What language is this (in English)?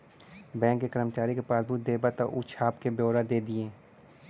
Bhojpuri